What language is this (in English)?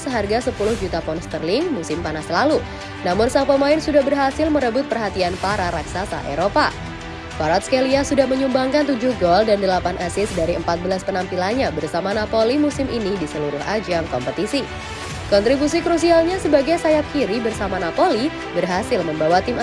Indonesian